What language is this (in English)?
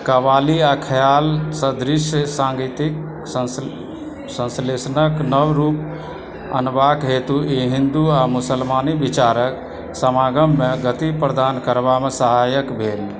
Maithili